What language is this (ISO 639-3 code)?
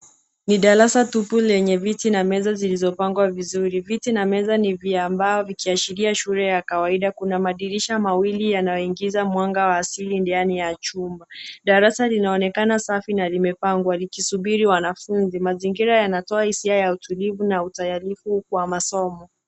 swa